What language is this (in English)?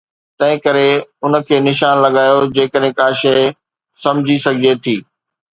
Sindhi